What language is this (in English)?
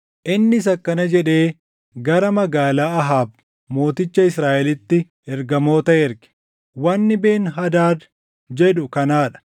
Oromo